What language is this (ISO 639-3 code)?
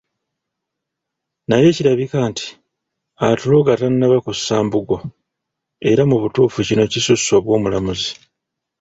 lug